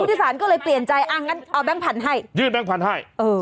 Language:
Thai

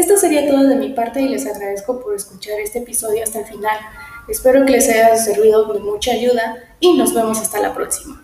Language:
Spanish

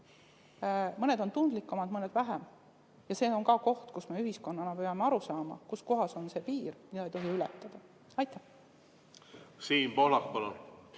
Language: Estonian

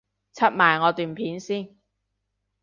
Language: Cantonese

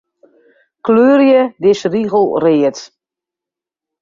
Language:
Western Frisian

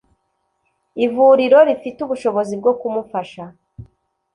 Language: Kinyarwanda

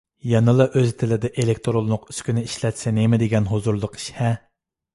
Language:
Uyghur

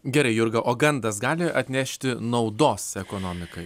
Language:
Lithuanian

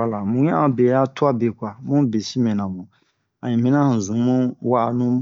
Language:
Bomu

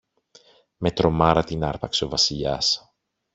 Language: Greek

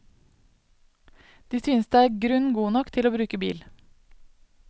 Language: Norwegian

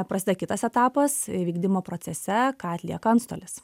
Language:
Lithuanian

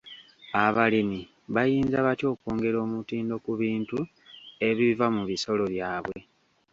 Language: Ganda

